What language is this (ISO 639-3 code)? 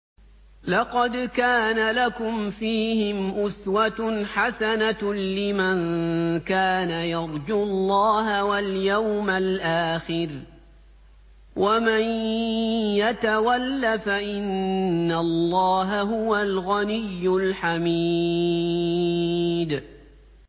ara